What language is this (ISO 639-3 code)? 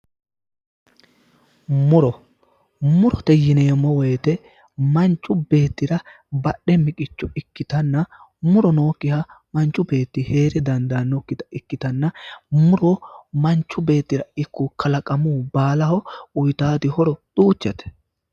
sid